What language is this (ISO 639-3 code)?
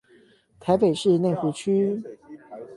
zho